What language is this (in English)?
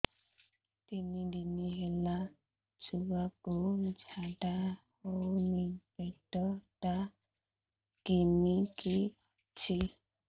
Odia